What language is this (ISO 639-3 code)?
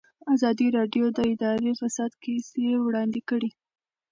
pus